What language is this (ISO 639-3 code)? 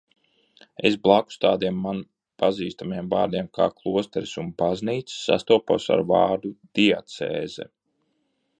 lav